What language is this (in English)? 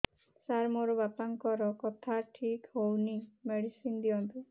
Odia